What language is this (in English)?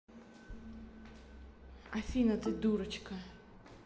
Russian